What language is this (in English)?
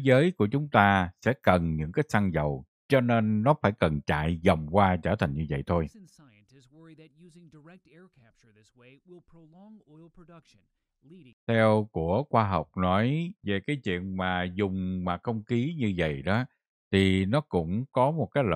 Vietnamese